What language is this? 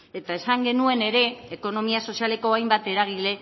Basque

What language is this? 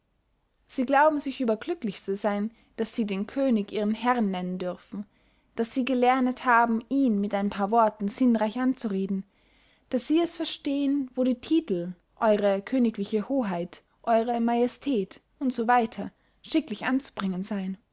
German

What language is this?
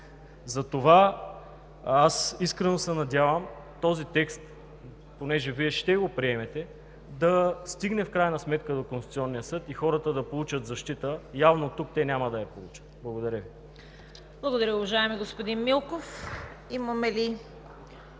Bulgarian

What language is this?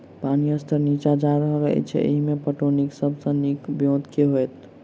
Maithili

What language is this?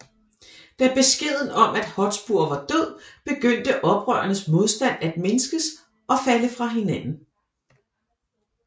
Danish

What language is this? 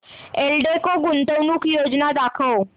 Marathi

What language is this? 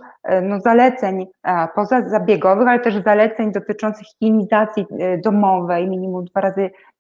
Polish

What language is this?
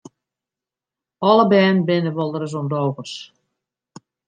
Western Frisian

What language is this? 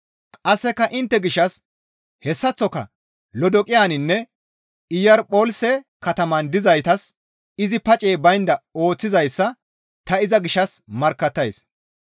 Gamo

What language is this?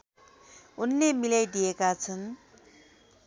Nepali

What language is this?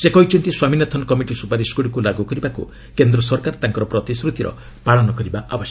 Odia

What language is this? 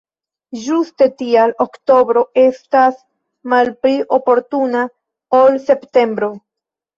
Esperanto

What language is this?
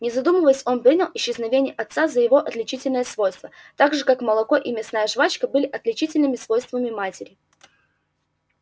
Russian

